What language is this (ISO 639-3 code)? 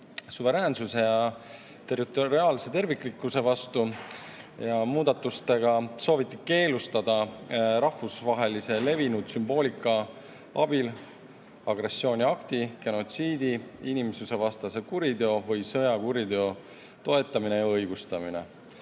est